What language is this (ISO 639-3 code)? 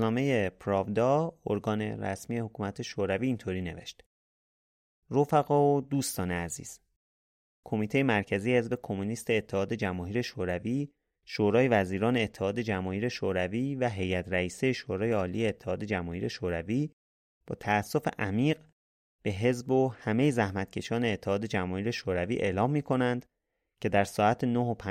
fas